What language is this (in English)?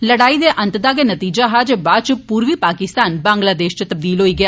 Dogri